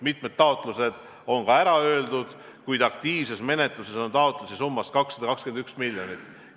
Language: Estonian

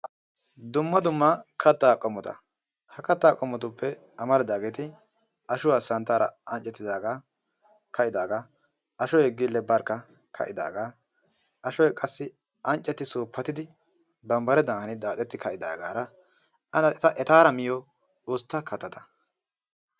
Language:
Wolaytta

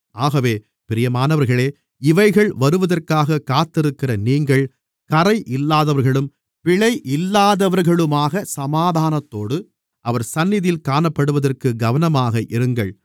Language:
Tamil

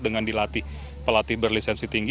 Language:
Indonesian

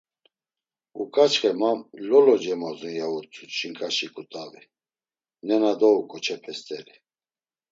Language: Laz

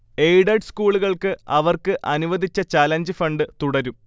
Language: Malayalam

